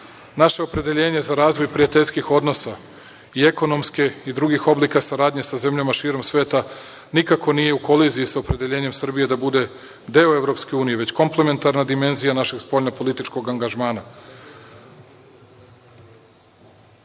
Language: Serbian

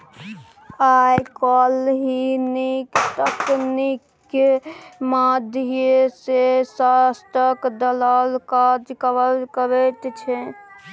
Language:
Maithili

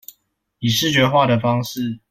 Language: Chinese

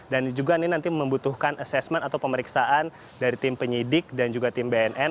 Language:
Indonesian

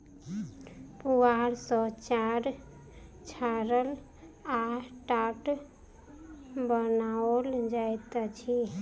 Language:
Maithili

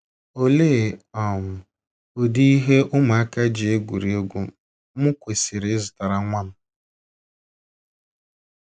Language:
Igbo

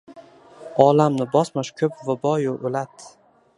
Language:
Uzbek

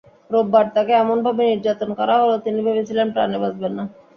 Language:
Bangla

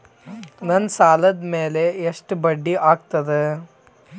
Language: Kannada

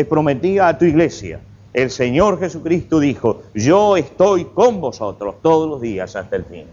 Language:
Spanish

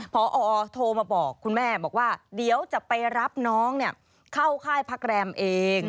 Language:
Thai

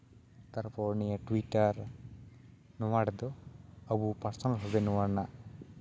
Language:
Santali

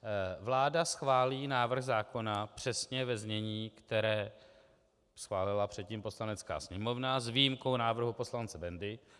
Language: Czech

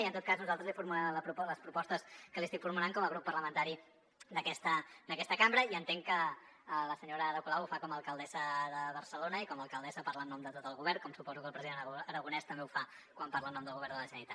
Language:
Catalan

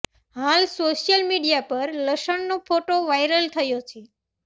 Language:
Gujarati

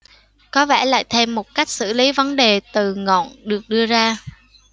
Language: Vietnamese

